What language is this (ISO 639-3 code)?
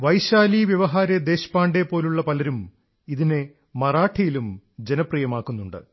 mal